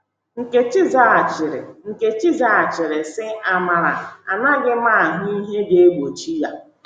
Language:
Igbo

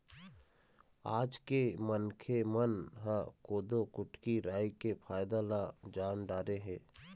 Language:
Chhattisgarhi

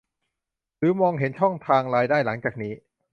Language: Thai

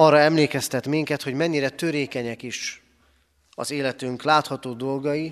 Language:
Hungarian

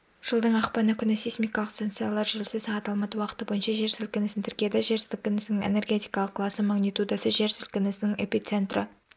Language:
Kazakh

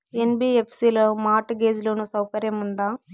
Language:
Telugu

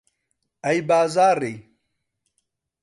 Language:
Central Kurdish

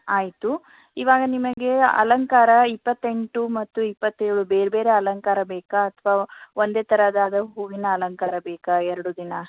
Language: Kannada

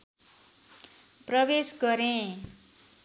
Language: Nepali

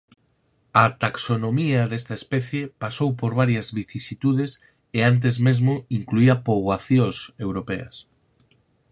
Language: Galician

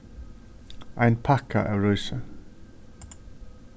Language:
Faroese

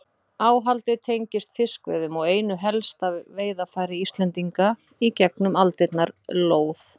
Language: Icelandic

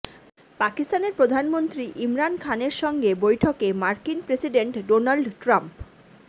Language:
Bangla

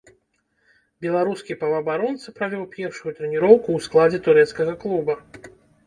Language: Belarusian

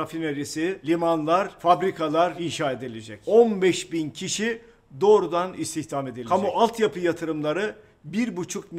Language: Turkish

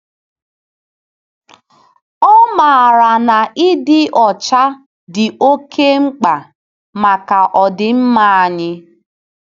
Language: Igbo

